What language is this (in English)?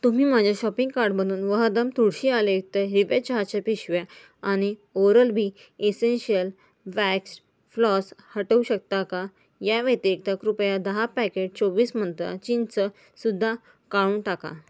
Marathi